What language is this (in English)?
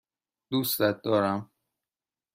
Persian